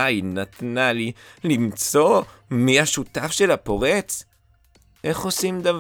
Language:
Hebrew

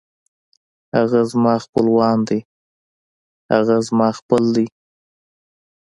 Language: Pashto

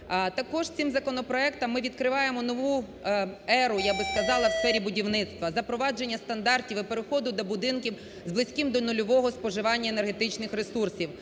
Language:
Ukrainian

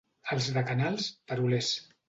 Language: Catalan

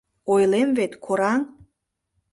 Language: Mari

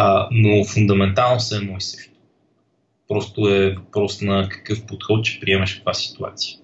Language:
Bulgarian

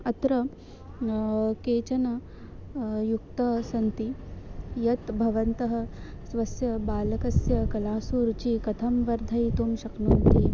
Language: Sanskrit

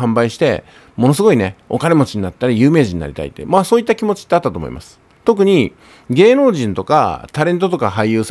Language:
Japanese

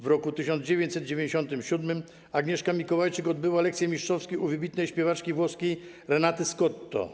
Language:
Polish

